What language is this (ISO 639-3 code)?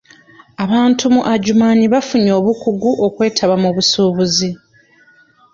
lug